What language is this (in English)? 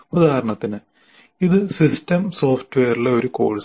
Malayalam